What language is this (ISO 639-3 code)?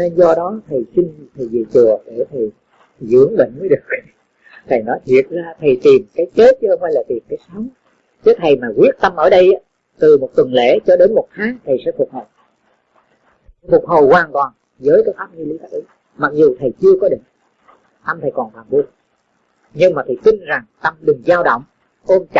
vie